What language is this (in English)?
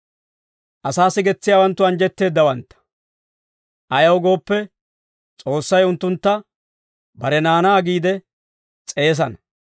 Dawro